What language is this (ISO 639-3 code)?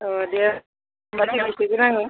brx